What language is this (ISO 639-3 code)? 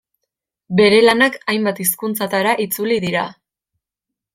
eus